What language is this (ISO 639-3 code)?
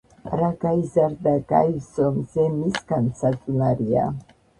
kat